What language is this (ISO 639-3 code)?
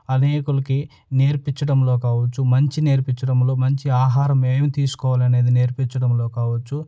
tel